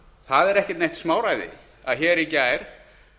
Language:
Icelandic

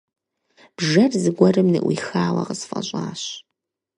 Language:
Kabardian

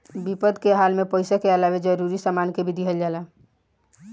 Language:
Bhojpuri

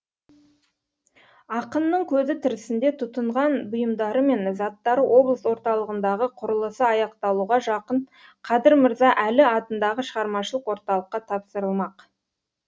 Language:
Kazakh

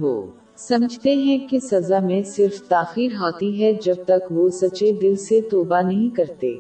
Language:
Urdu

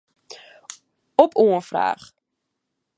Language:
Western Frisian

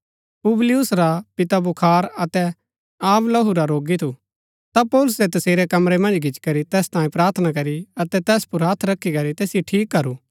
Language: Gaddi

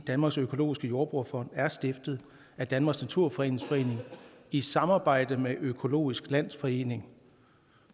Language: Danish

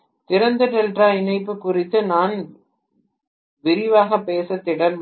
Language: Tamil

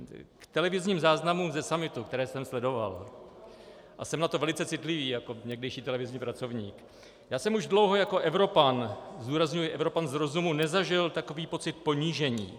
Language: Czech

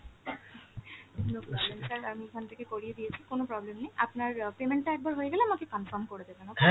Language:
Bangla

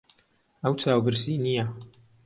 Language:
Central Kurdish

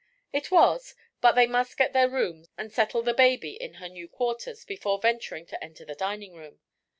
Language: English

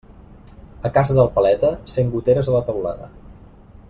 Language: Catalan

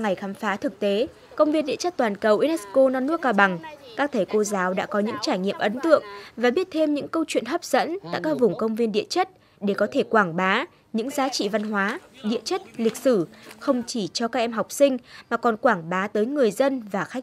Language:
Vietnamese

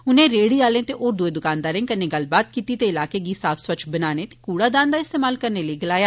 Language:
Dogri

